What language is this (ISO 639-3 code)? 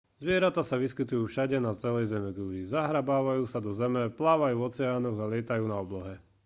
slk